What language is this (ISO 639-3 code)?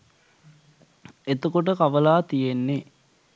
sin